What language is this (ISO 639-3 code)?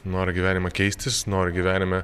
lit